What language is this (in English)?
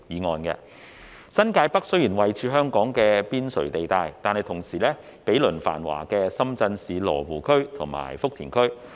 Cantonese